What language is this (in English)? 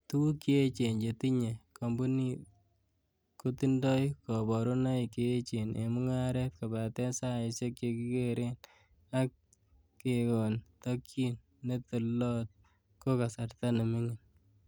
Kalenjin